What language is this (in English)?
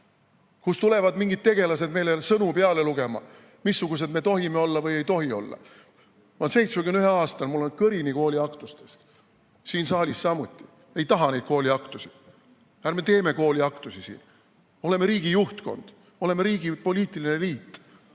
Estonian